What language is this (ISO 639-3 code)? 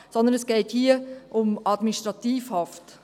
gsw